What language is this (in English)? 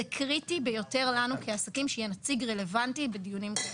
Hebrew